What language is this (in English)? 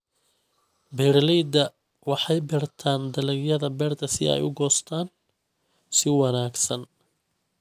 Somali